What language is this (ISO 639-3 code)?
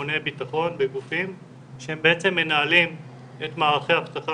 heb